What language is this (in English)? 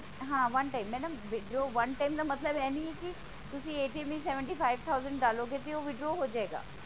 Punjabi